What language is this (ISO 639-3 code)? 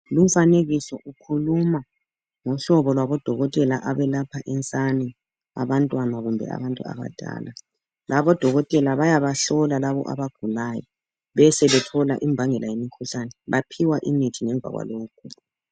nde